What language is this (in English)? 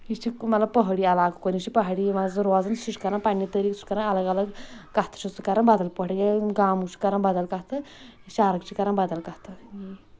Kashmiri